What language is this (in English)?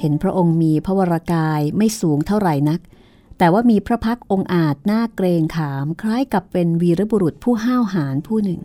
Thai